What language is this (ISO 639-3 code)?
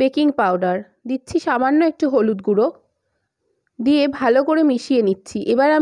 ron